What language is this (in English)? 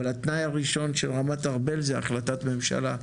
Hebrew